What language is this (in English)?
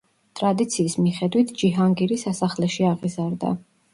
Georgian